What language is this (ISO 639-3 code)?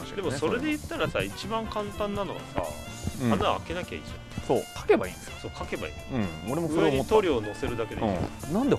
jpn